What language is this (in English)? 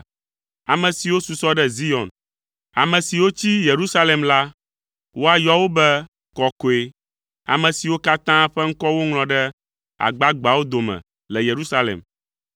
Ewe